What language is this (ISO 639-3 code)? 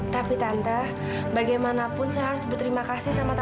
ind